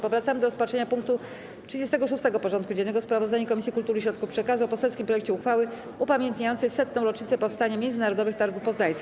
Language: Polish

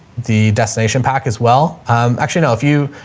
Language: English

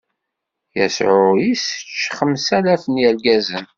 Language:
Kabyle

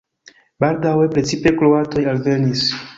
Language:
Esperanto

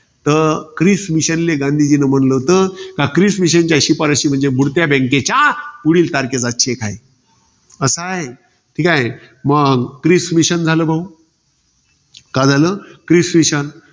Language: Marathi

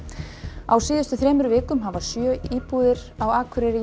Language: Icelandic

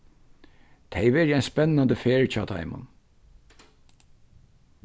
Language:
Faroese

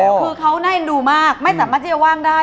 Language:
Thai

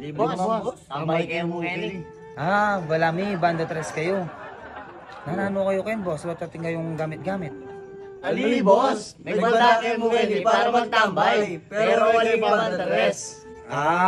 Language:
Indonesian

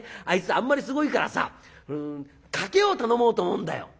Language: Japanese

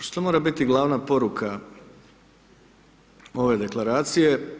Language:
Croatian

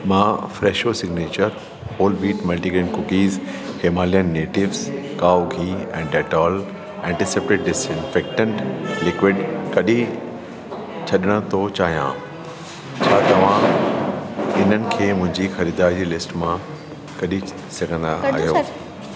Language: Sindhi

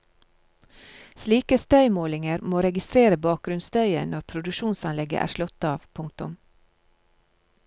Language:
Norwegian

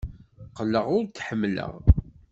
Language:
Kabyle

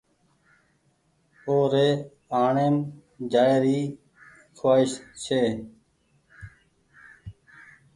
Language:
Goaria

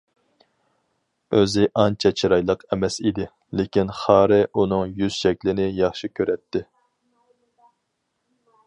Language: Uyghur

